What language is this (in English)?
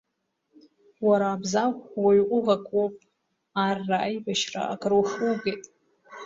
Abkhazian